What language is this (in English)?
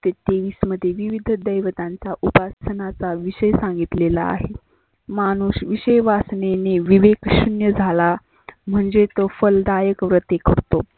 Marathi